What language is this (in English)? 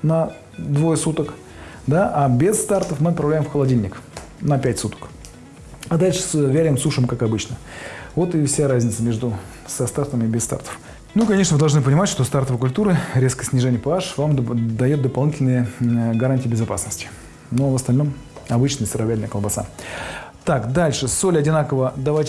Russian